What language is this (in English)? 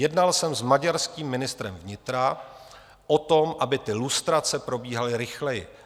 Czech